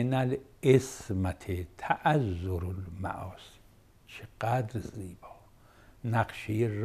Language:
Persian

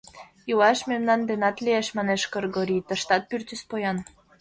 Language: Mari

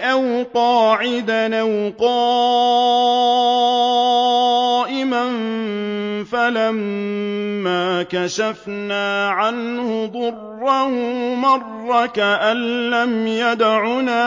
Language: Arabic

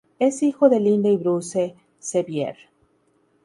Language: Spanish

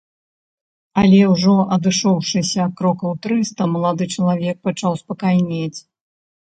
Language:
Belarusian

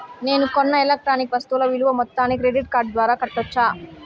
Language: Telugu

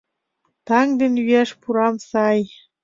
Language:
Mari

